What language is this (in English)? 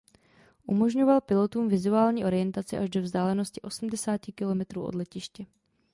Czech